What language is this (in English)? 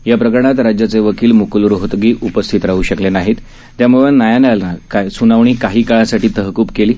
Marathi